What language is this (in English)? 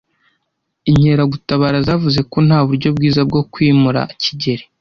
Kinyarwanda